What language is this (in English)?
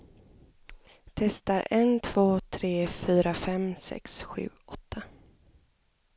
Swedish